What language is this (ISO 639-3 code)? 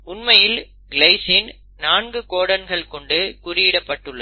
tam